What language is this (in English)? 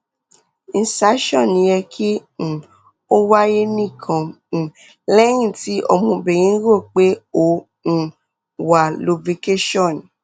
Yoruba